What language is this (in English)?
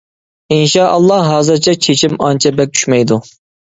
Uyghur